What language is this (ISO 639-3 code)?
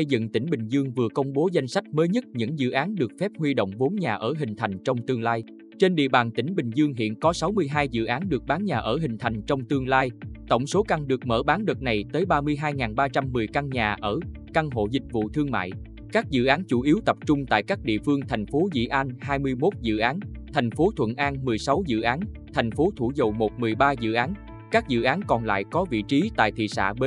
vie